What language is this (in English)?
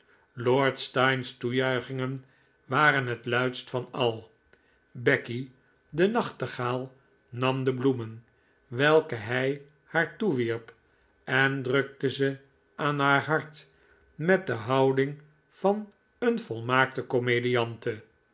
Dutch